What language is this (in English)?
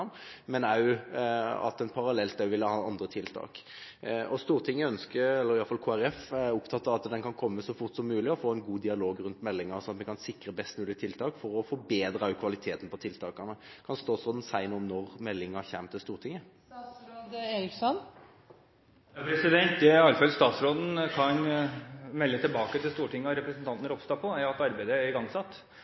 Norwegian Bokmål